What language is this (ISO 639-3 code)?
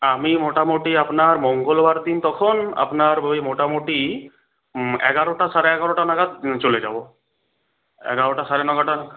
ben